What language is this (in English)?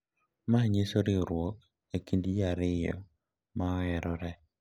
Luo (Kenya and Tanzania)